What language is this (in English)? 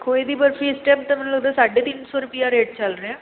Punjabi